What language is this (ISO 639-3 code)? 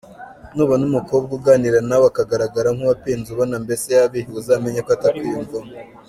kin